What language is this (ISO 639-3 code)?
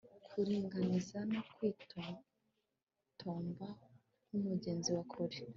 kin